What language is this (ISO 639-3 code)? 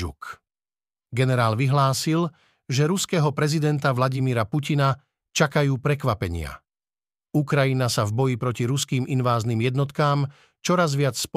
slk